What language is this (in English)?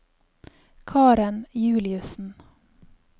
Norwegian